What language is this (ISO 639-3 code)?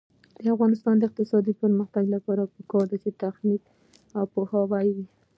pus